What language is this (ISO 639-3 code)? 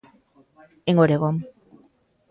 glg